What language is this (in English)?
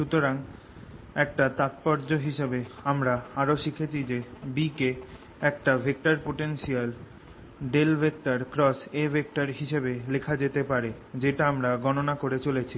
Bangla